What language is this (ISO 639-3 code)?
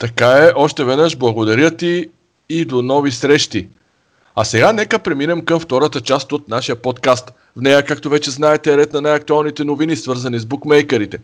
bul